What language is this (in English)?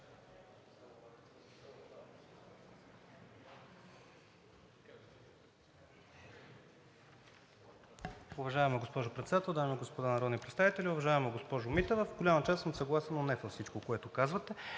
Bulgarian